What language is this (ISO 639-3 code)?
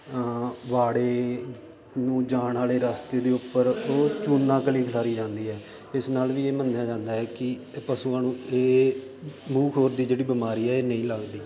pan